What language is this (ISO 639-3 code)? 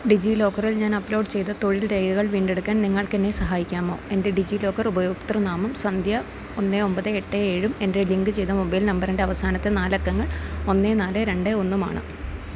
mal